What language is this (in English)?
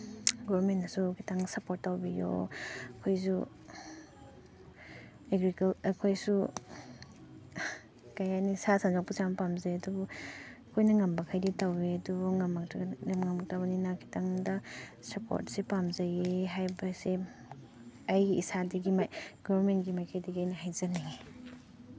Manipuri